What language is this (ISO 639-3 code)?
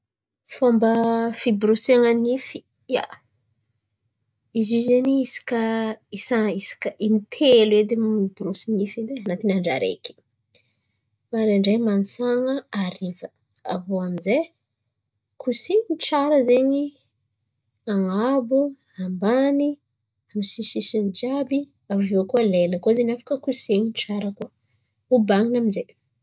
xmv